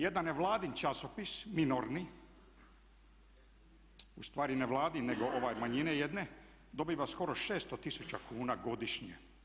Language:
Croatian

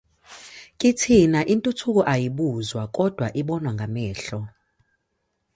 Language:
Zulu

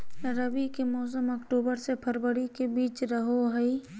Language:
Magahi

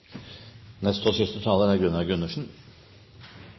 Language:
Norwegian Bokmål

